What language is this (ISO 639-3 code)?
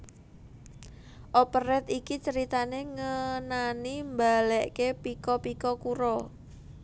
jav